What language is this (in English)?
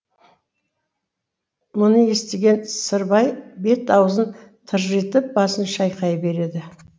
Kazakh